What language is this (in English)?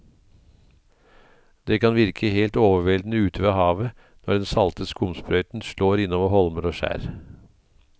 Norwegian